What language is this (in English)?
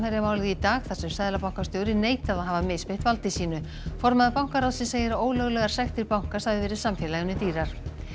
Icelandic